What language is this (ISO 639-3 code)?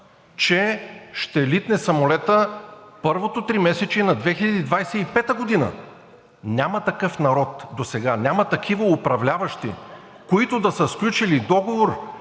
bul